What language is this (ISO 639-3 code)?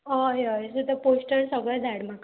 kok